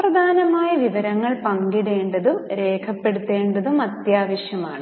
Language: Malayalam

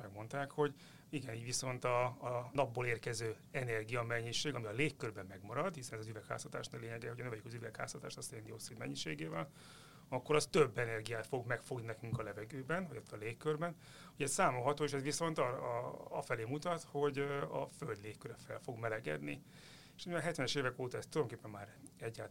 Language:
Hungarian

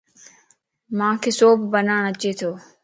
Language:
Lasi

